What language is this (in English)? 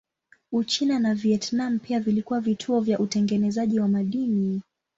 Swahili